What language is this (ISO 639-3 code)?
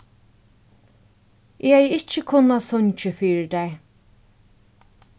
fao